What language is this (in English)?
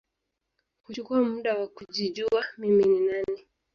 Swahili